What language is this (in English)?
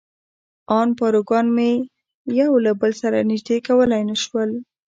Pashto